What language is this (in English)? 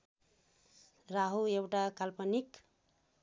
Nepali